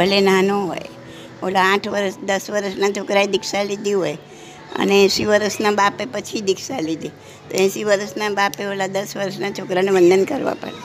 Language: Gujarati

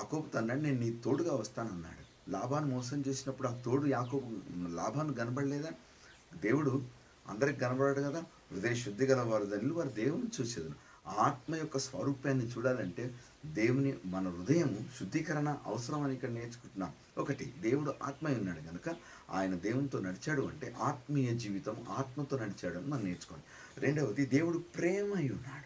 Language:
Telugu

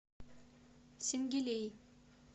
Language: Russian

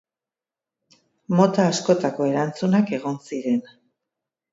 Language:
Basque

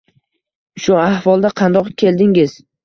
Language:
Uzbek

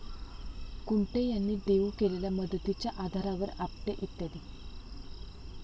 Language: Marathi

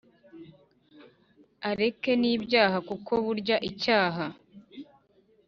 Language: Kinyarwanda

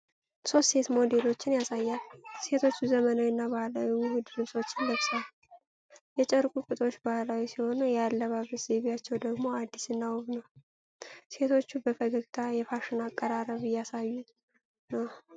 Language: Amharic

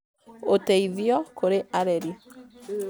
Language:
Kikuyu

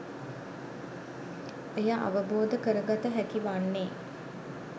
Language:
Sinhala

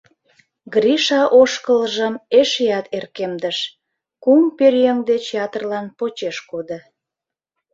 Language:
Mari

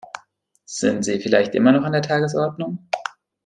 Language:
German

